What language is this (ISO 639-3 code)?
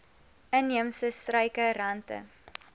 afr